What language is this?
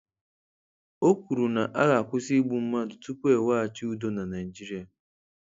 Igbo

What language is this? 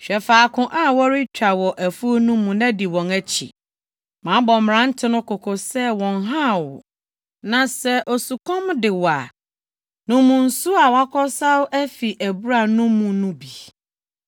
Akan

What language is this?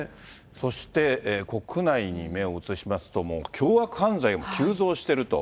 Japanese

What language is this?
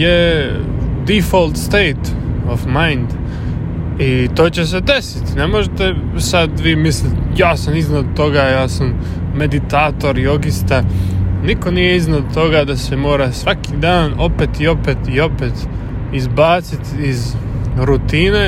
Croatian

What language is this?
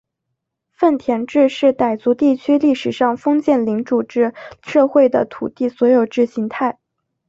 Chinese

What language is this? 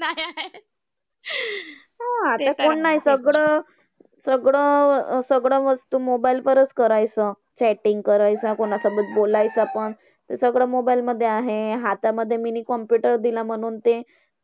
Marathi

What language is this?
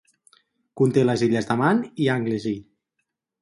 Catalan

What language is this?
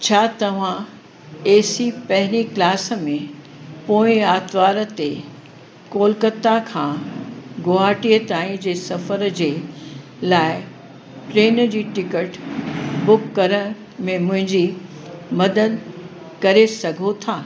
Sindhi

